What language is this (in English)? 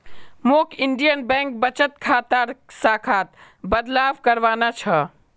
Magahi